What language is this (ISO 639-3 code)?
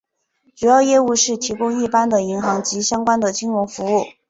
zho